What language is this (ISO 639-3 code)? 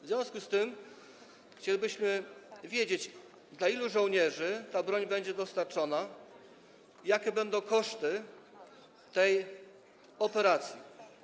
pol